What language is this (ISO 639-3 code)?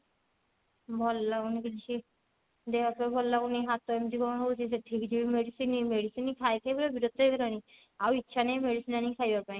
ori